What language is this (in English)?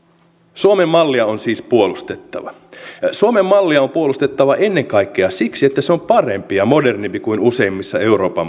Finnish